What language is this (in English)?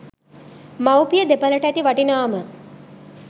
Sinhala